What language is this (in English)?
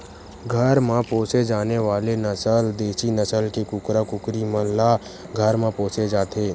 Chhattisgarhi